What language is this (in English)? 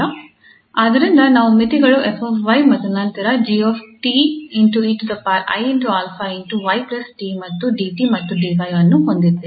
Kannada